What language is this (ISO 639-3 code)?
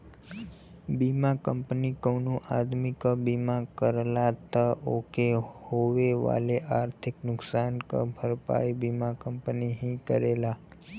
bho